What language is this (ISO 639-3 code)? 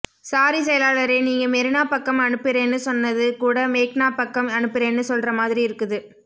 tam